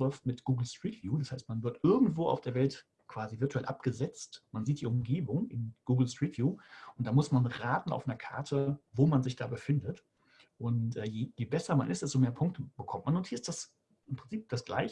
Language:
German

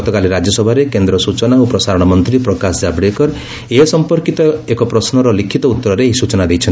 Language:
Odia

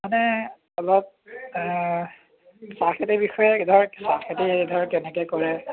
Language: Assamese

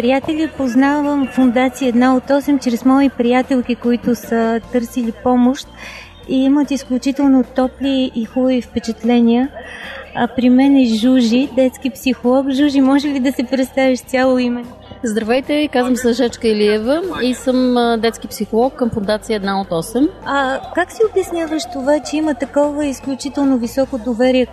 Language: Bulgarian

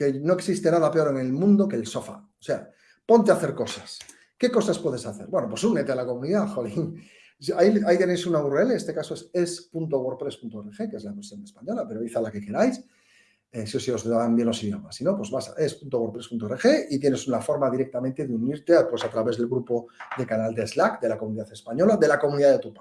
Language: Spanish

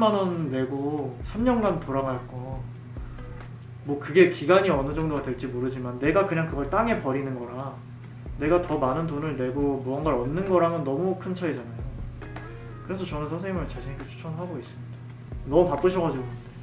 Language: Korean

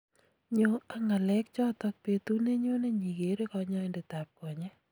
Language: Kalenjin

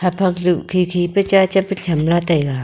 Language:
Wancho Naga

